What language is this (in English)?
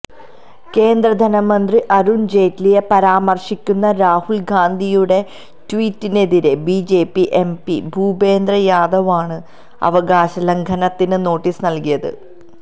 Malayalam